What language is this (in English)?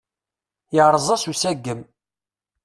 Kabyle